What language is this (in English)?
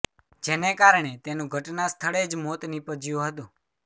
Gujarati